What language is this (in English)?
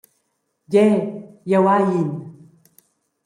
Romansh